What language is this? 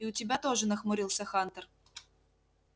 Russian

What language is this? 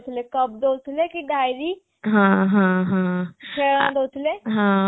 Odia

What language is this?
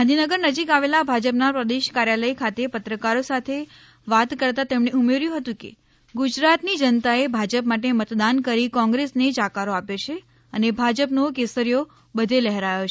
Gujarati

